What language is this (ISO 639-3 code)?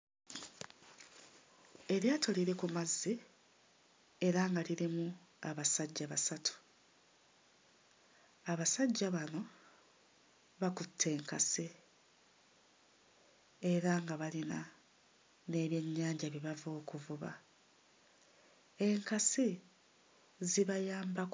lug